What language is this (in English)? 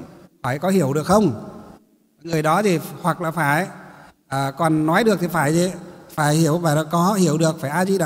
Vietnamese